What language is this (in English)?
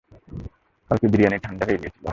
Bangla